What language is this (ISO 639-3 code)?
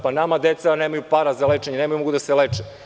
srp